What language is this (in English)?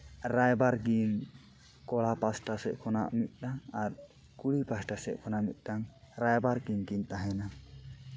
Santali